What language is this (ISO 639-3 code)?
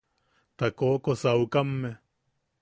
yaq